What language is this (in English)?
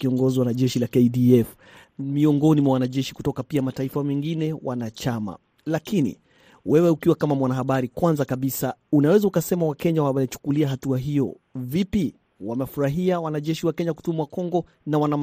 Swahili